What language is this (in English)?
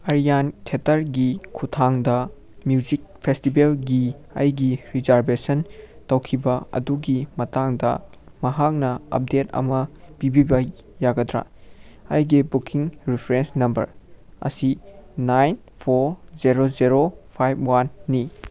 Manipuri